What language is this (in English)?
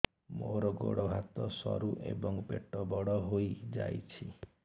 Odia